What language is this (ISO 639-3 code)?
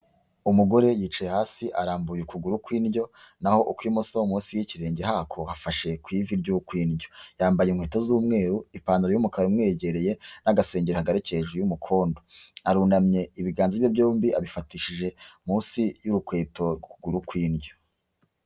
kin